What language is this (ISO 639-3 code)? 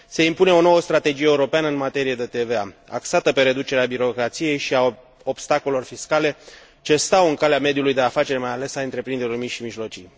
ron